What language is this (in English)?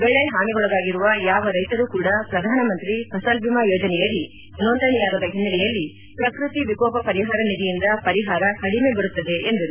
Kannada